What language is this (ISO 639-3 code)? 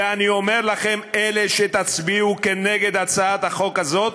heb